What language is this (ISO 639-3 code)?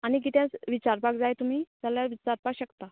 kok